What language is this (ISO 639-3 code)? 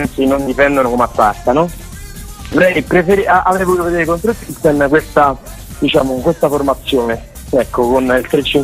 ita